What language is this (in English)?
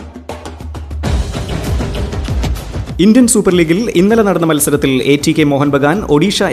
Malayalam